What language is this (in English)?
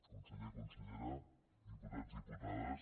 Catalan